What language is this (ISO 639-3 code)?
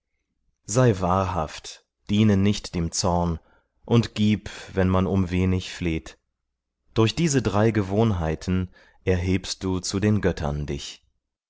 deu